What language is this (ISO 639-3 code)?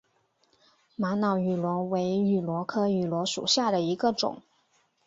zho